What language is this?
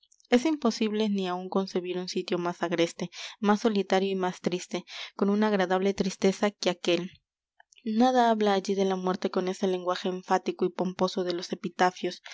Spanish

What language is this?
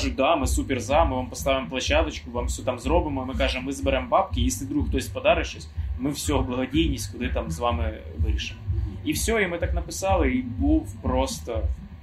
Ukrainian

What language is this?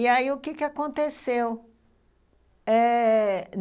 Portuguese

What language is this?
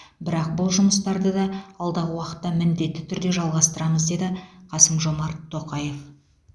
Kazakh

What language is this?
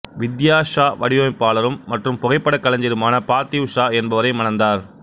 Tamil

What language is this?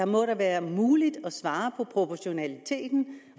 Danish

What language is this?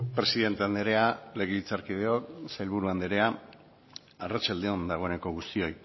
Basque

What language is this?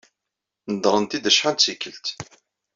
Kabyle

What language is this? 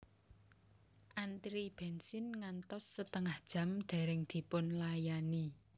Javanese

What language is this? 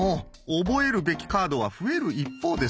Japanese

